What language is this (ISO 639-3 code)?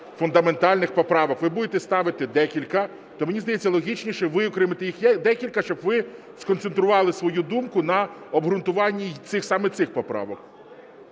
ukr